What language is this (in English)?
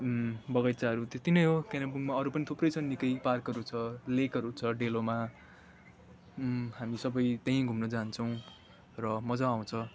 Nepali